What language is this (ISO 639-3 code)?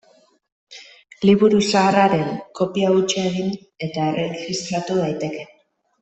eus